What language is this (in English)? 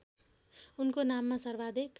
Nepali